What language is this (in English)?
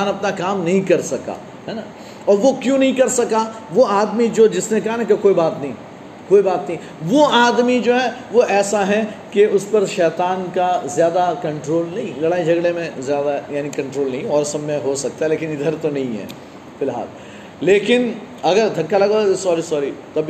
Urdu